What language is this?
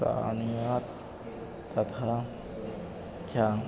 Sanskrit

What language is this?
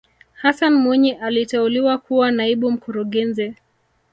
Swahili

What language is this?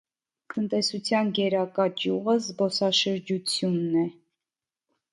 Armenian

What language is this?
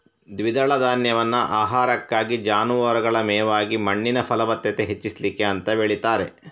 Kannada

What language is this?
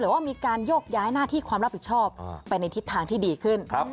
Thai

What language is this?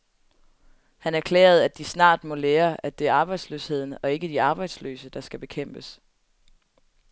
Danish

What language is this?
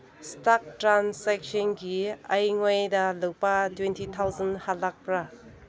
Manipuri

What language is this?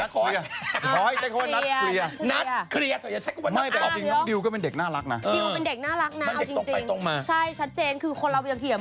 Thai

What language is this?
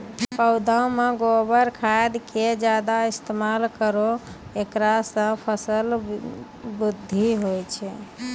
Maithili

